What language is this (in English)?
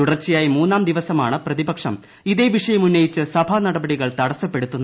Malayalam